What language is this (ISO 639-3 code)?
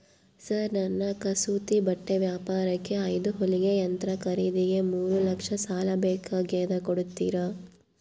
kan